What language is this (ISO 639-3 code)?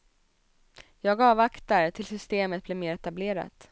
swe